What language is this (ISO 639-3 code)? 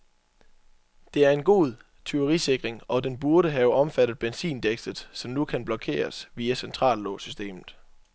dan